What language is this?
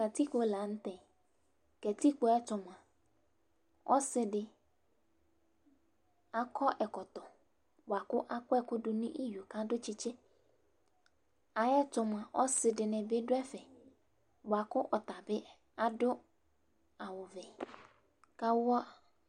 Ikposo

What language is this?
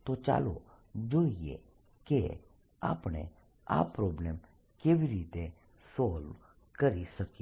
Gujarati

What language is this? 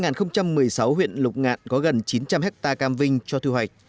Vietnamese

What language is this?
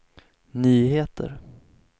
Swedish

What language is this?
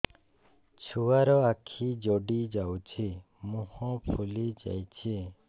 Odia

